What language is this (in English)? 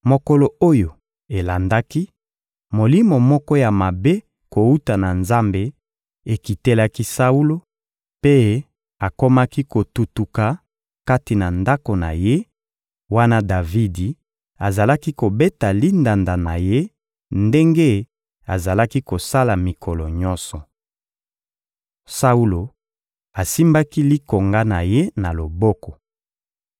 Lingala